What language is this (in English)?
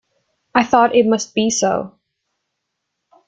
English